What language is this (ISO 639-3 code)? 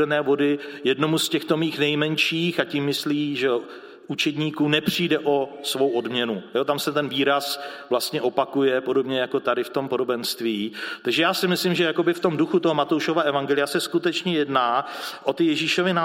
ces